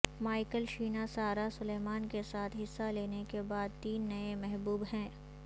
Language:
Urdu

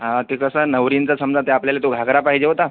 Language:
Marathi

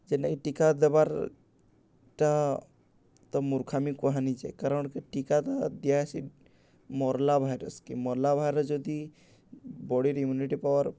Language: Odia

